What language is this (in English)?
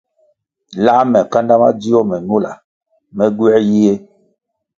Kwasio